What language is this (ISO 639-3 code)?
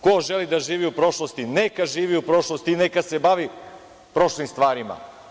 srp